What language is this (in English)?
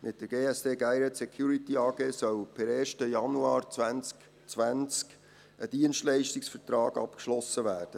Swiss German